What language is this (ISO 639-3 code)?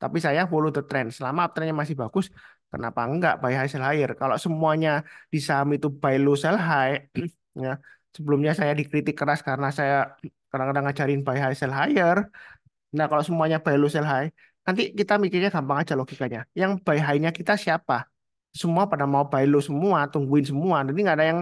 ind